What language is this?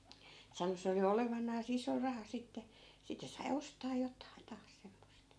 Finnish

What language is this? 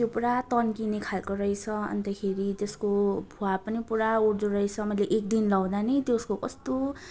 Nepali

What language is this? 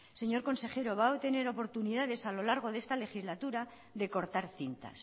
Spanish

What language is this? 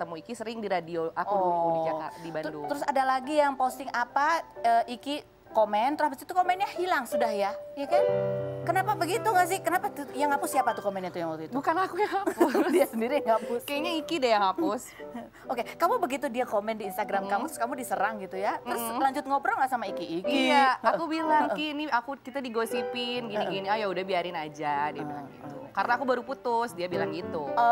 Indonesian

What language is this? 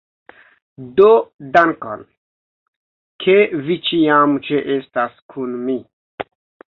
Esperanto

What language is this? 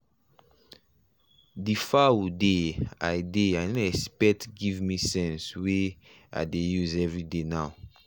Nigerian Pidgin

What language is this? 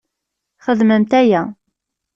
Kabyle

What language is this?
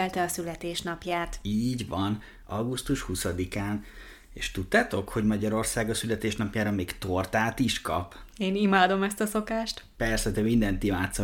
Hungarian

